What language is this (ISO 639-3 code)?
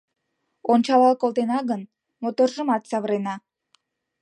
chm